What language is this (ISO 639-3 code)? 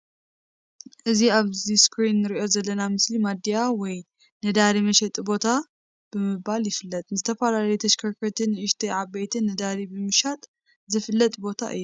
tir